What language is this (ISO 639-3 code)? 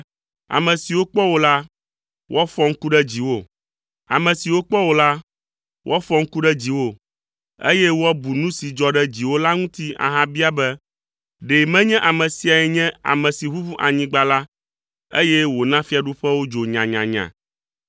ewe